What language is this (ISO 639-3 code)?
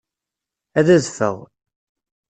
kab